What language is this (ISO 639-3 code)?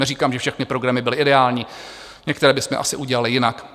ces